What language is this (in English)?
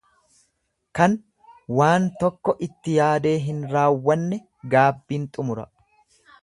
Oromo